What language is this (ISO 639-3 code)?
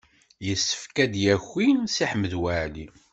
kab